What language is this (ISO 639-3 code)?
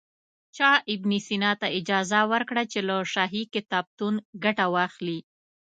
pus